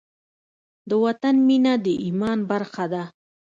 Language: Pashto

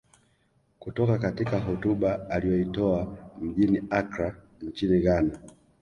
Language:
Swahili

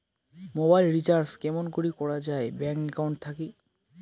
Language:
Bangla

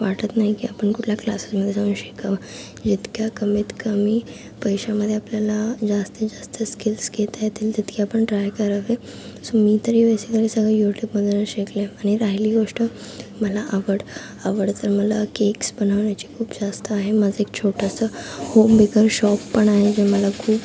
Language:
Marathi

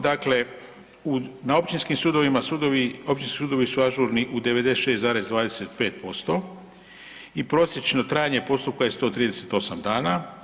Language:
Croatian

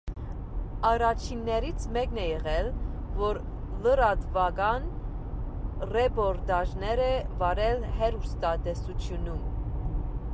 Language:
Armenian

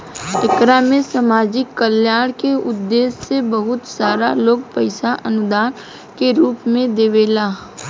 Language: Bhojpuri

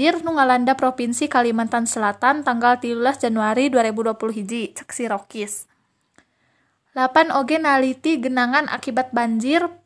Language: Indonesian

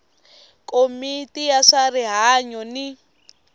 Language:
Tsonga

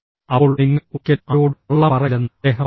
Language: Malayalam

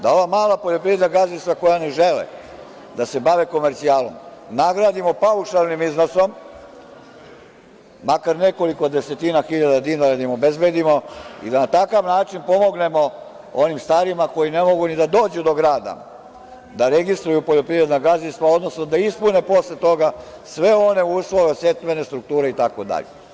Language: Serbian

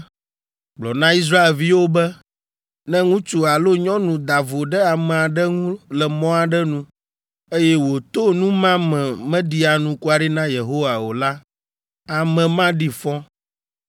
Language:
Ewe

